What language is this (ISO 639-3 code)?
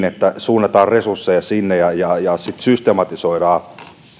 fin